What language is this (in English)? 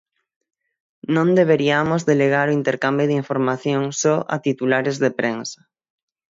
Galician